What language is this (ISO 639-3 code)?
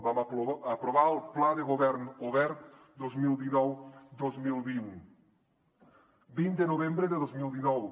cat